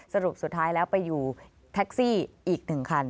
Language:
Thai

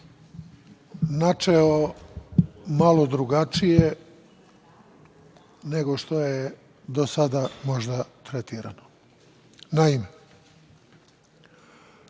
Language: Serbian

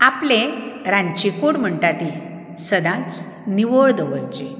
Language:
Konkani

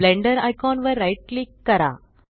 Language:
Marathi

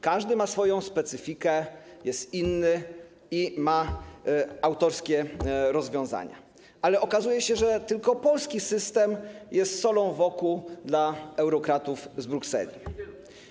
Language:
Polish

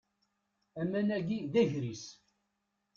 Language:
Kabyle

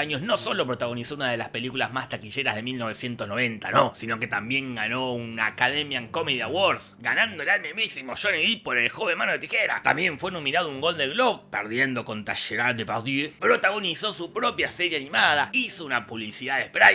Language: Spanish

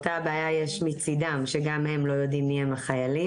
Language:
Hebrew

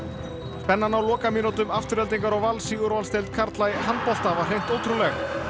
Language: Icelandic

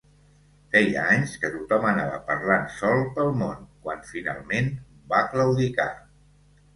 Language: Catalan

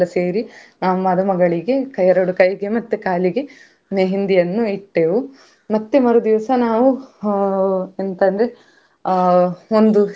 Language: Kannada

